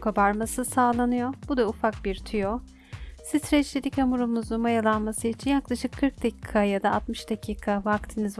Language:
Turkish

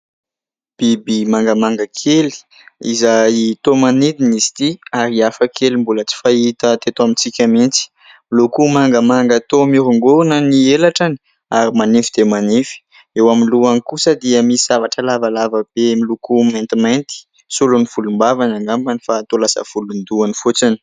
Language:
Malagasy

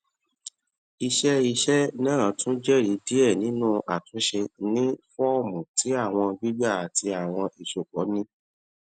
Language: Yoruba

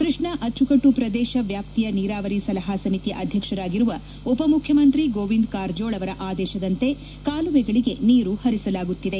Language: Kannada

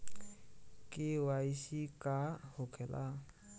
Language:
Bhojpuri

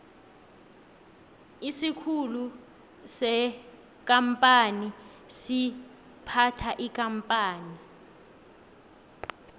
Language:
South Ndebele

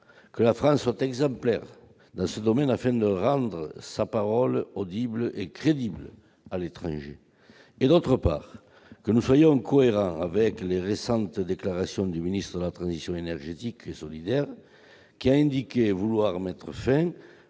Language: French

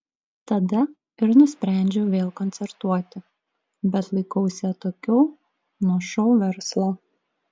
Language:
Lithuanian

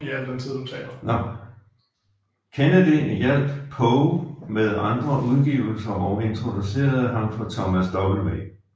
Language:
Danish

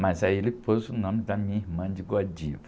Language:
Portuguese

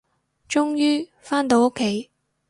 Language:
Cantonese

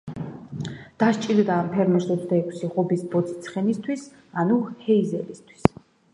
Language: Georgian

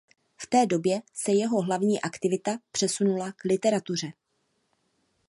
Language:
Czech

